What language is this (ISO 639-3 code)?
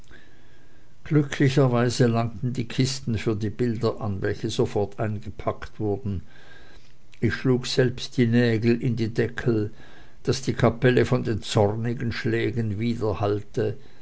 deu